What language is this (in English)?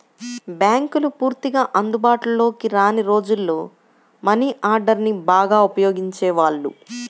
Telugu